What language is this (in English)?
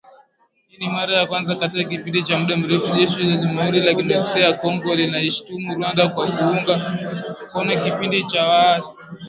Swahili